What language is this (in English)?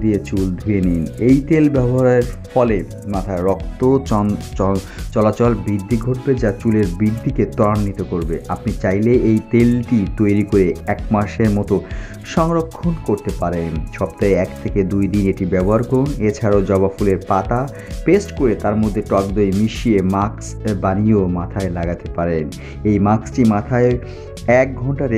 Hindi